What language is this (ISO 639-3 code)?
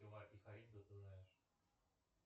rus